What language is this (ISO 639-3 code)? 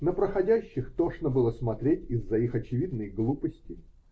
rus